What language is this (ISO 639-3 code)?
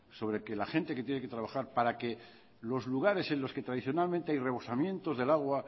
spa